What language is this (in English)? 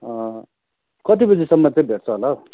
Nepali